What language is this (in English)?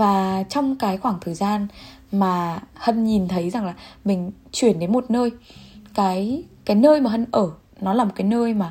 Vietnamese